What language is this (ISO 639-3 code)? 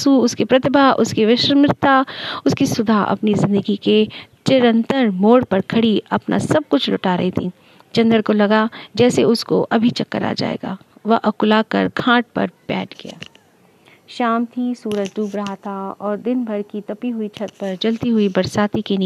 hin